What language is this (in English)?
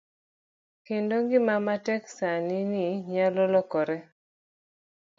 Luo (Kenya and Tanzania)